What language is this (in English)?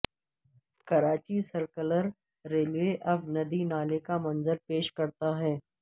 Urdu